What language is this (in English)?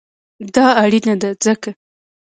Pashto